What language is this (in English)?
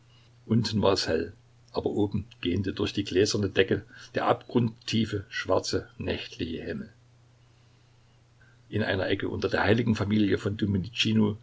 German